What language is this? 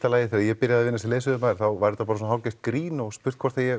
Icelandic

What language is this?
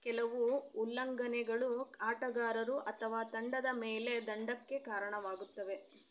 Kannada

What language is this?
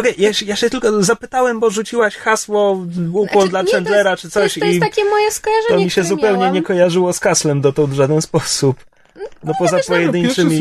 Polish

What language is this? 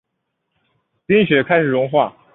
Chinese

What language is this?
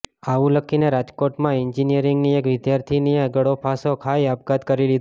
Gujarati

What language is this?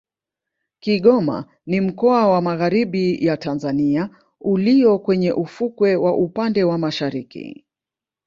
Swahili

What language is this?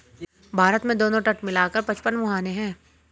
Hindi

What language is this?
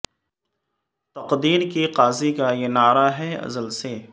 Urdu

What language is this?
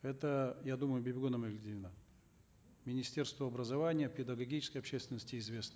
Kazakh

